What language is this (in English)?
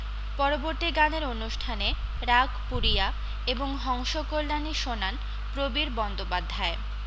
Bangla